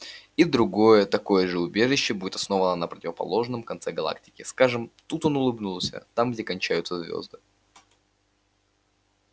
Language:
Russian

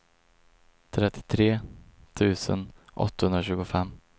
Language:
Swedish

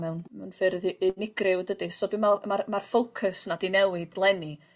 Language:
Welsh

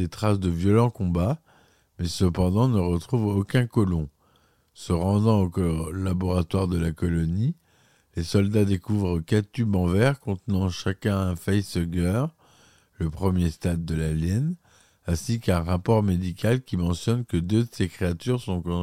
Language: French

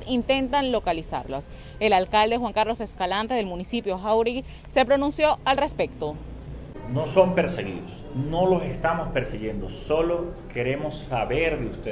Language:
Spanish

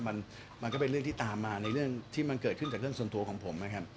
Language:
Thai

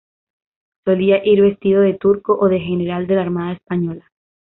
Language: Spanish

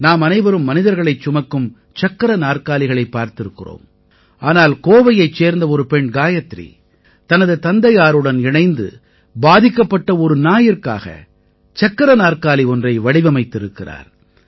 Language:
Tamil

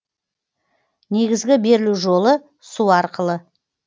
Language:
Kazakh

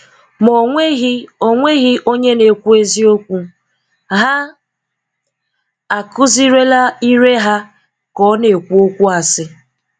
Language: Igbo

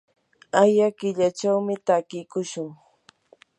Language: Yanahuanca Pasco Quechua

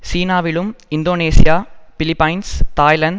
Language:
Tamil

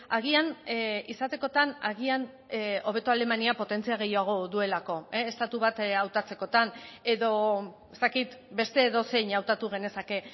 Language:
Basque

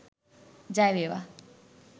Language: Sinhala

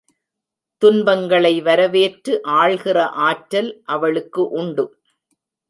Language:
Tamil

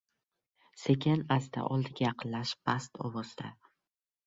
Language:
Uzbek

